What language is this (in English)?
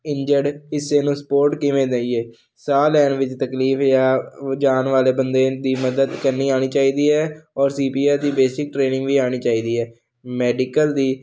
Punjabi